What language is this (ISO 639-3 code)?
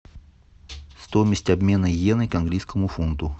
rus